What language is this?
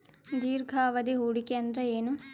Kannada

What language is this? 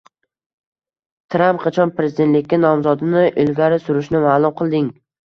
Uzbek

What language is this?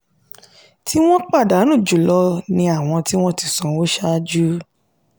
Yoruba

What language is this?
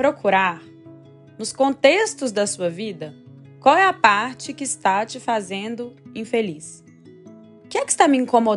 Portuguese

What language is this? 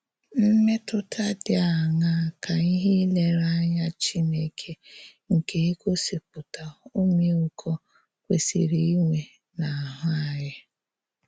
Igbo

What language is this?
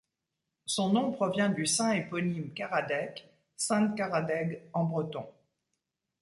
French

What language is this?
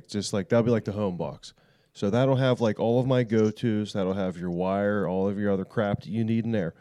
English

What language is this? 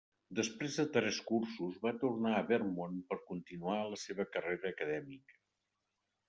Catalan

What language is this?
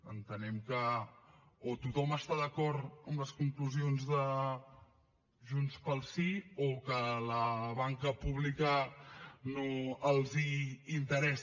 Catalan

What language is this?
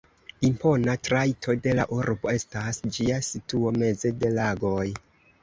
Esperanto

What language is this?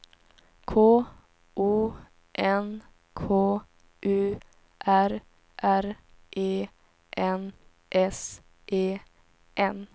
Swedish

